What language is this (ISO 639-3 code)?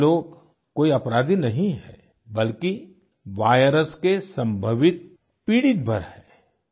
hin